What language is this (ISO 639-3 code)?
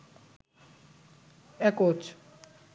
ben